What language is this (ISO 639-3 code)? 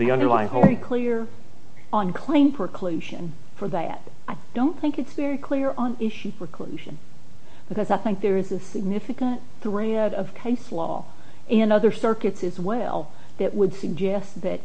eng